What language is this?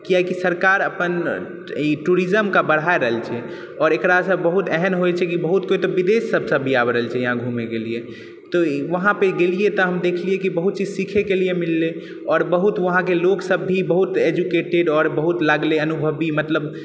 Maithili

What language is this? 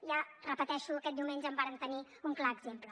Catalan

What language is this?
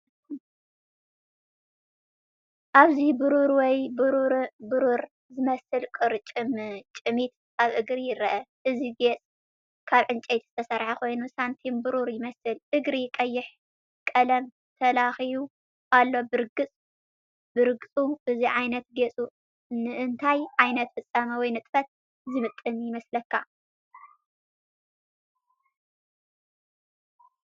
Tigrinya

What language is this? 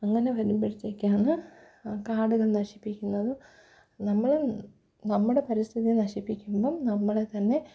Malayalam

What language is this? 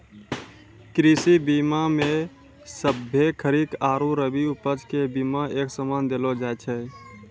Maithili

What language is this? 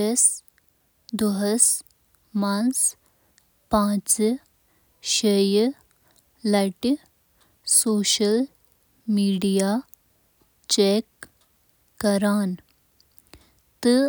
Kashmiri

